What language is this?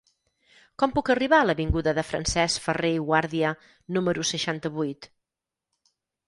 Catalan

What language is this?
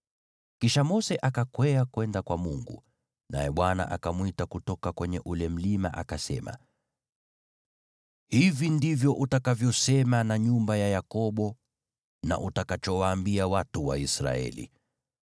Swahili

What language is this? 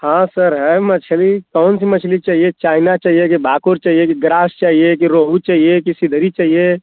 Hindi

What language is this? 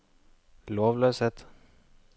Norwegian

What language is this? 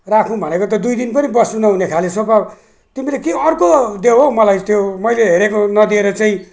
Nepali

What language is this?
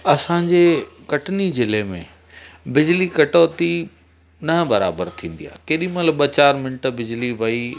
Sindhi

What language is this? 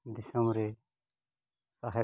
Santali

